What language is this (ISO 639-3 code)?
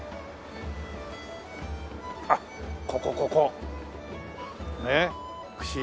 jpn